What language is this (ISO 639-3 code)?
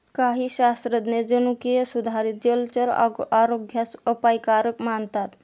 mar